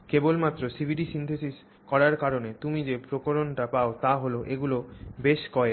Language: Bangla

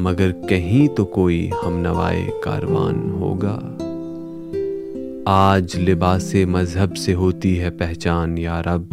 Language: Urdu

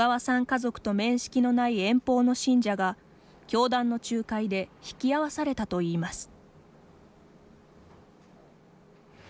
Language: Japanese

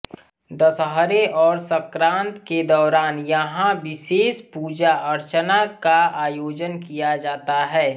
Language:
Hindi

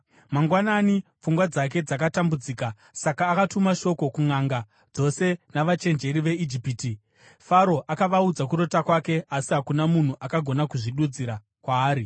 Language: Shona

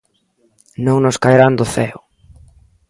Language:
Galician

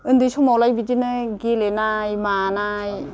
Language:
Bodo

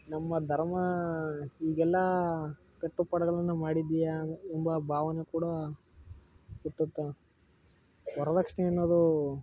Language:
Kannada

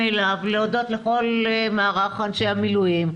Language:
Hebrew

